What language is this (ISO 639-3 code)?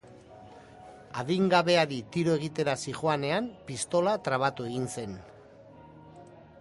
eus